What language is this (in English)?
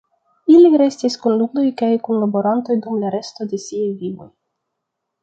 Esperanto